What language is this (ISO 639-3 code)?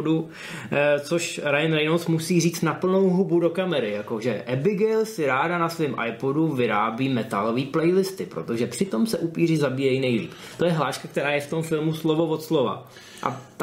ces